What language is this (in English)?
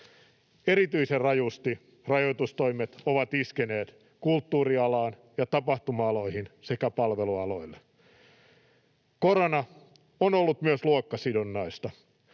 Finnish